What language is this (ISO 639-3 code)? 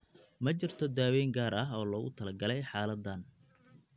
som